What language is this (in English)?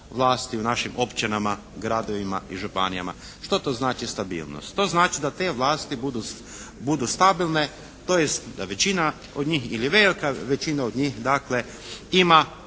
Croatian